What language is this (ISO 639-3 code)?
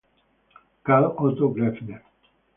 ita